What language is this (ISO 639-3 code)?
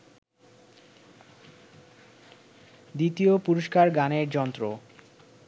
ben